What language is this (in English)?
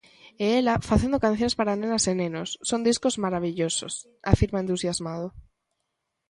Galician